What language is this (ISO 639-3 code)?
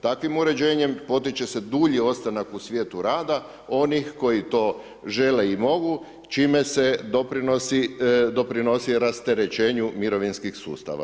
hrv